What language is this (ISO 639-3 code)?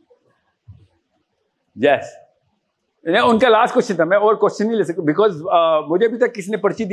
urd